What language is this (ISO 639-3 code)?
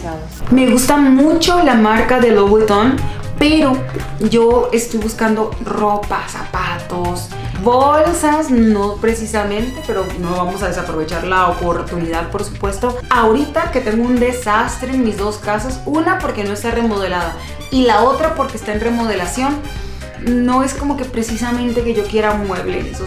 spa